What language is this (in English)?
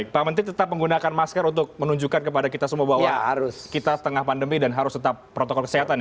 Indonesian